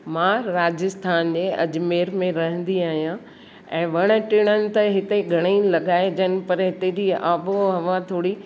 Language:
Sindhi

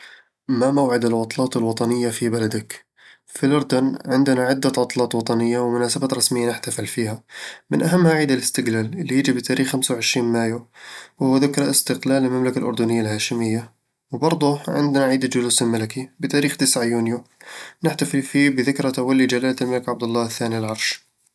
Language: Eastern Egyptian Bedawi Arabic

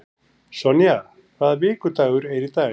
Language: Icelandic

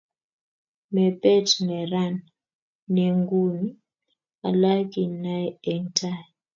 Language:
Kalenjin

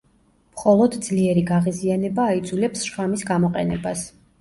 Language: Georgian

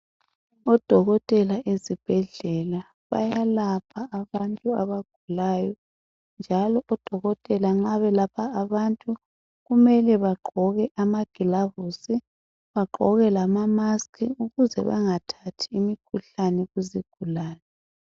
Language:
North Ndebele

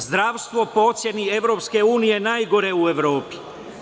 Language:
Serbian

